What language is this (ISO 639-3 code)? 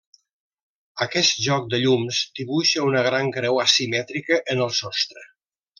cat